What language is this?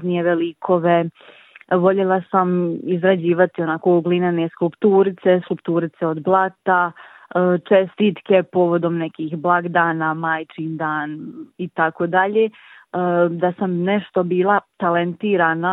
Croatian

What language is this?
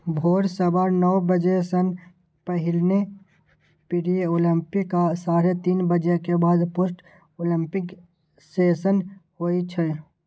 Maithili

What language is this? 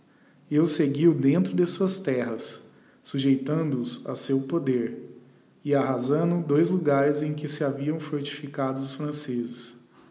Portuguese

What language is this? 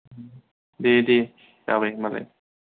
Bodo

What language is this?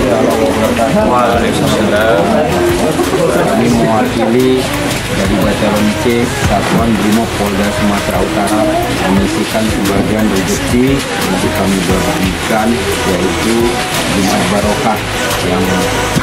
Indonesian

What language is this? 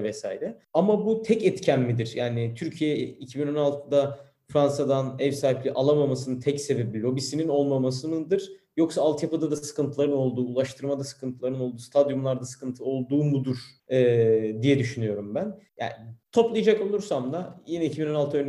Turkish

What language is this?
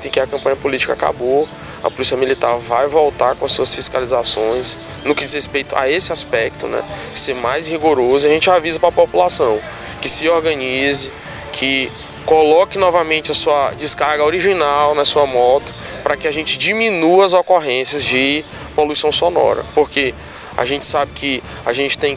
Portuguese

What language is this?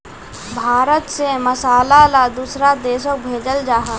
Magahi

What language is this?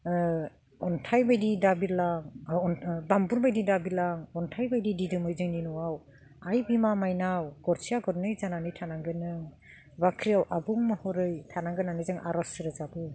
Bodo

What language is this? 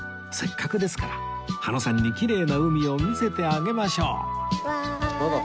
Japanese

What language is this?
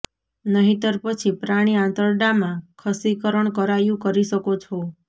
Gujarati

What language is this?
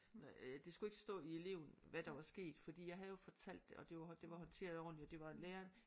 Danish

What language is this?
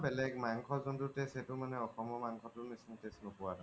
Assamese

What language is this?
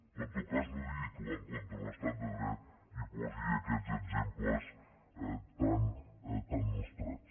Catalan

